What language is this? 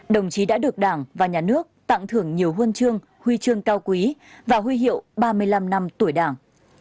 Vietnamese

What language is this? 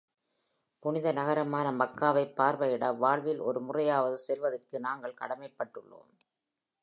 Tamil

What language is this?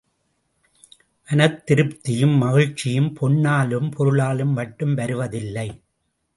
Tamil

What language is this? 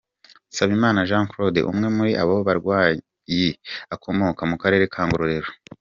Kinyarwanda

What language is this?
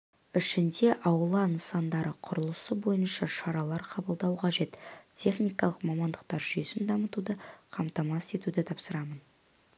Kazakh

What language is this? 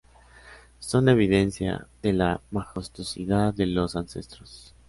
Spanish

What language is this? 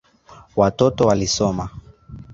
Swahili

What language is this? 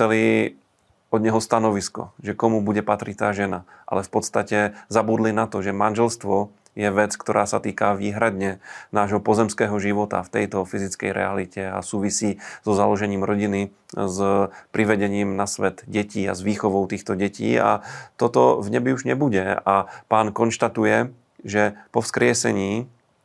Slovak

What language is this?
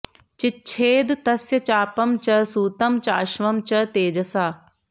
Sanskrit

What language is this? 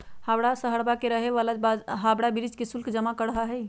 Magahi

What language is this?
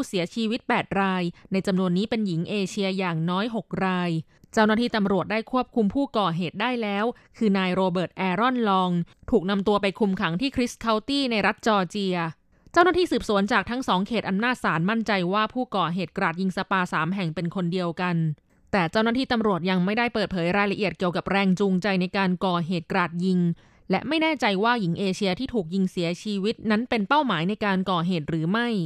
Thai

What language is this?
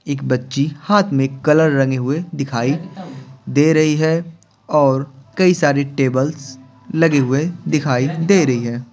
Hindi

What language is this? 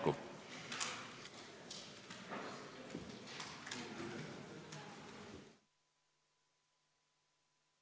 Estonian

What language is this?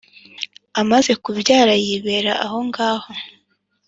Kinyarwanda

